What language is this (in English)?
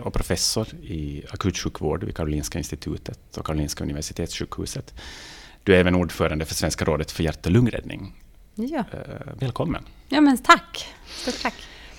Swedish